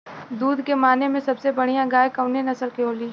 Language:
Bhojpuri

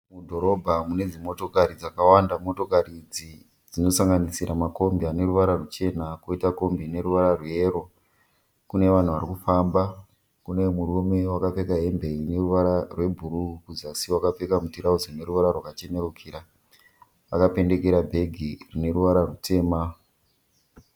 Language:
Shona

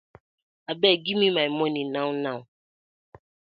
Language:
Nigerian Pidgin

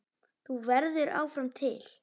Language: Icelandic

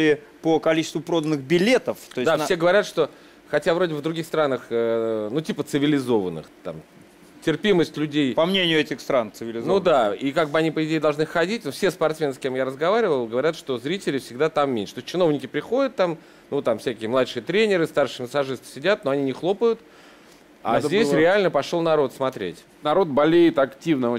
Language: Russian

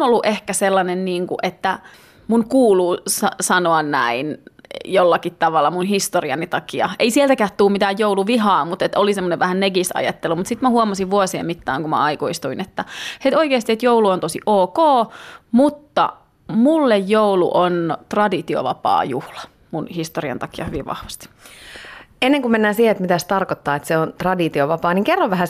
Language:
Finnish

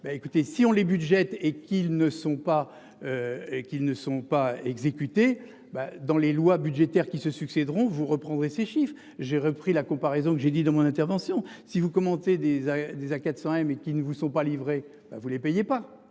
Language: French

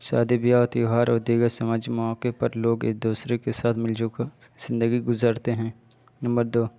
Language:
Urdu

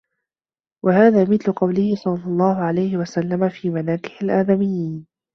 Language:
Arabic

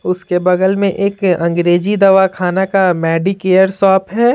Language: Hindi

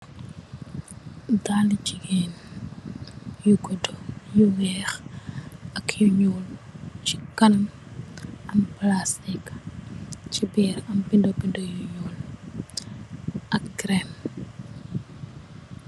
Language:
Wolof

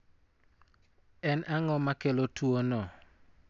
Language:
Luo (Kenya and Tanzania)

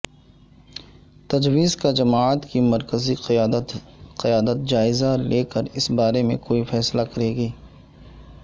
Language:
Urdu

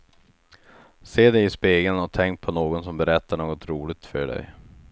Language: Swedish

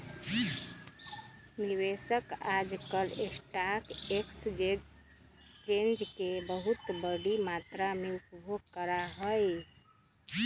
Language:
Magahi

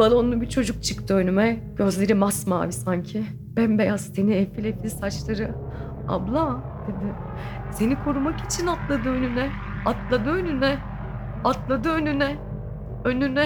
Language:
Turkish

